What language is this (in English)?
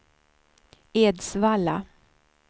Swedish